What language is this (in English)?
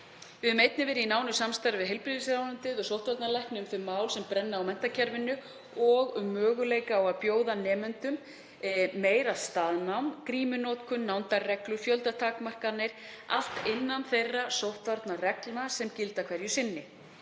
Icelandic